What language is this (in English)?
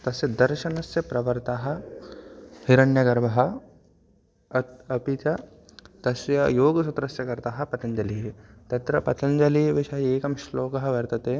Sanskrit